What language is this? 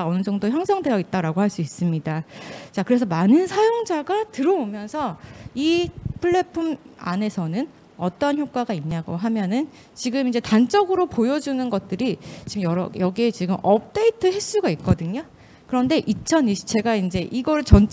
Korean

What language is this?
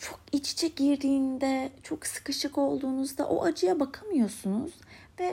Turkish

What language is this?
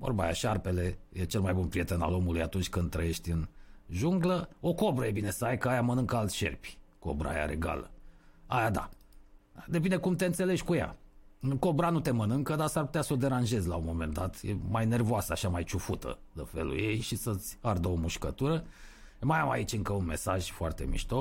Romanian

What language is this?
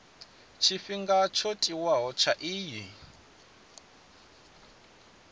Venda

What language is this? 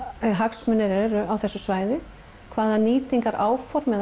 Icelandic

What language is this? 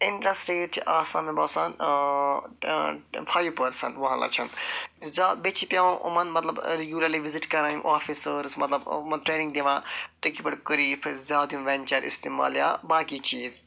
Kashmiri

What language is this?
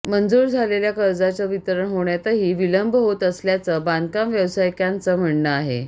Marathi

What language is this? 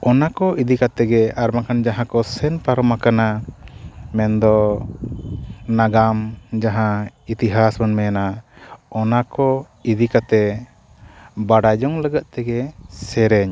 Santali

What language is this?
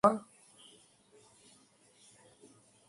Bangla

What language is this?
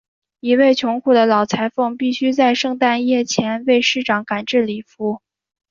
Chinese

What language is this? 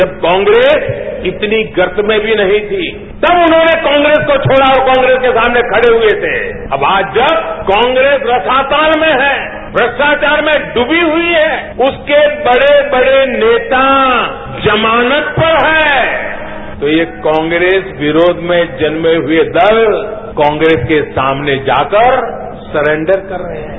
Hindi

